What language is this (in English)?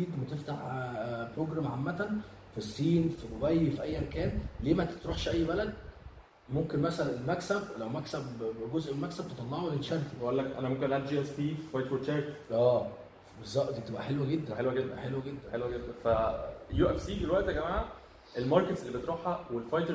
Arabic